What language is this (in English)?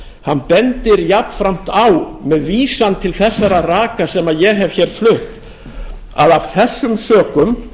Icelandic